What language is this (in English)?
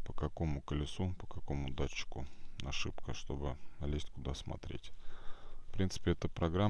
Russian